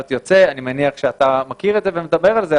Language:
Hebrew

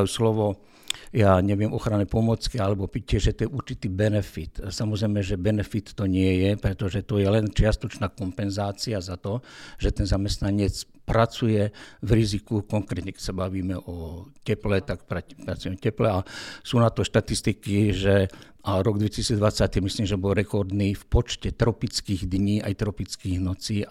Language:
Slovak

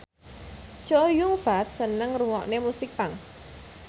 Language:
Javanese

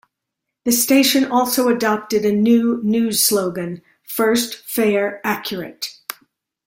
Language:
English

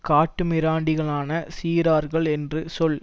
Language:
Tamil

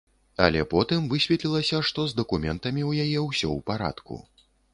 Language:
Belarusian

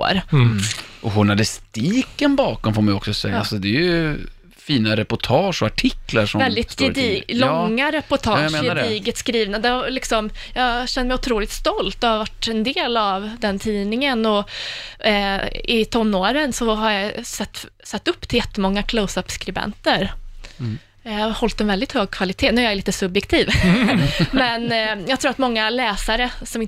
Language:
Swedish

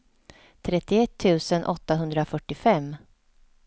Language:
Swedish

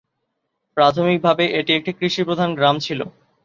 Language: Bangla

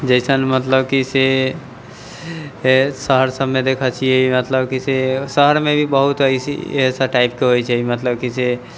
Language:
Maithili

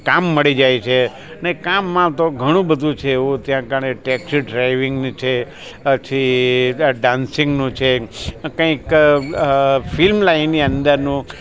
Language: Gujarati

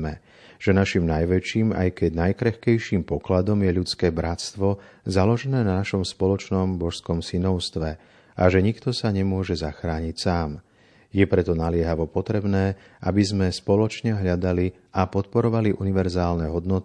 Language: Slovak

